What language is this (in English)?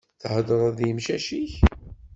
Kabyle